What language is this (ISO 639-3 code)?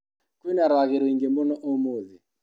kik